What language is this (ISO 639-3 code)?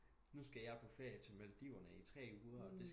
dan